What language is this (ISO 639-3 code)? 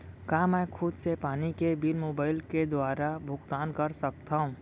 hne